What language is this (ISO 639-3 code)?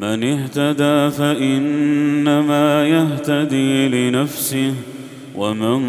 ara